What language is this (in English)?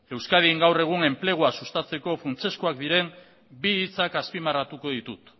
Basque